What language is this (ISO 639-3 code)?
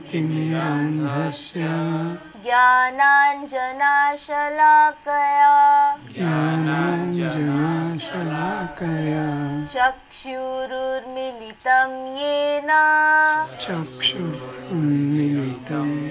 hin